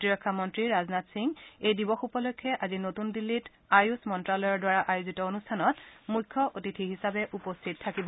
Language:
Assamese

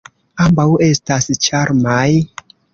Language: Esperanto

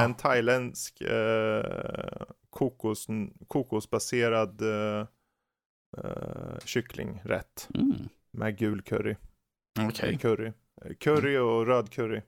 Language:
Swedish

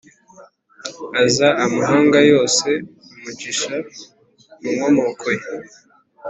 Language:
Kinyarwanda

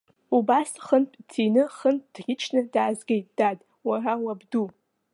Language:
Abkhazian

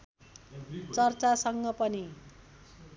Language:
Nepali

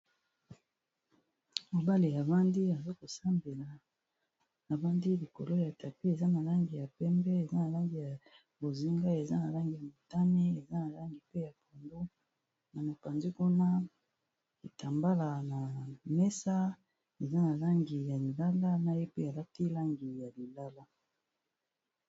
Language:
Lingala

